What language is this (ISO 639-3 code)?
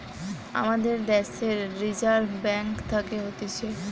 ben